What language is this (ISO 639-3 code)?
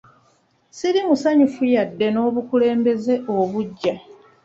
lug